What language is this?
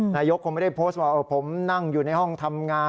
Thai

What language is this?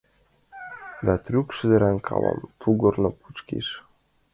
Mari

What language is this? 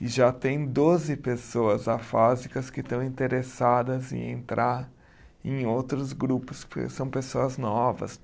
Portuguese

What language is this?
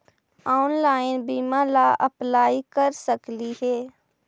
Magahi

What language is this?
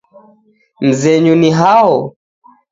Taita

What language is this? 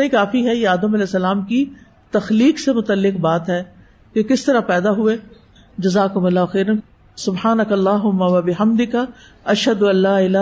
Urdu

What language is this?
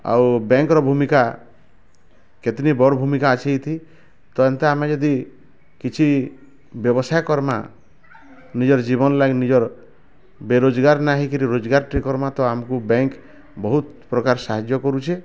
Odia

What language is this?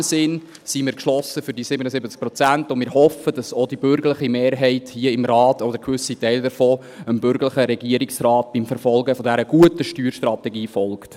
Swiss German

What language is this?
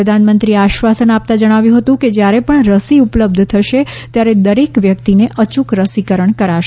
Gujarati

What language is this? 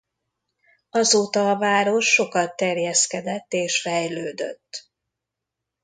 Hungarian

